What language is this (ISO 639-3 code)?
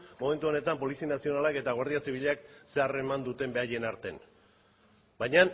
eus